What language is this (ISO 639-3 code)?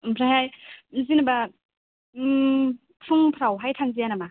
brx